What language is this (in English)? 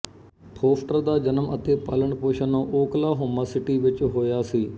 Punjabi